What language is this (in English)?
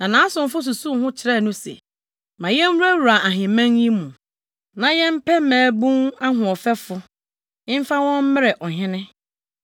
Akan